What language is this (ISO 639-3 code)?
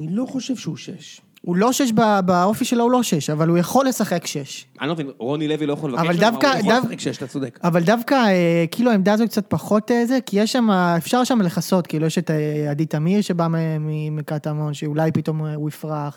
heb